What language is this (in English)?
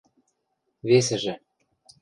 Western Mari